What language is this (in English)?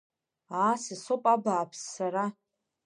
Abkhazian